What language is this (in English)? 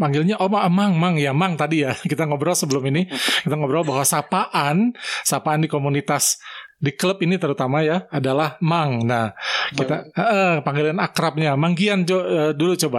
Indonesian